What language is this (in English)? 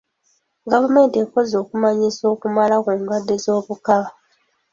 Ganda